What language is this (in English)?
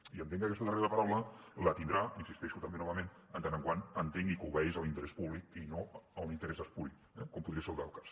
Catalan